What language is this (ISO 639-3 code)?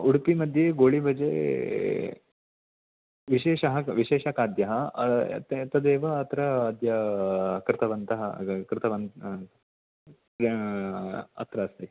san